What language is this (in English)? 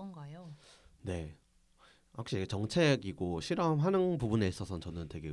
Korean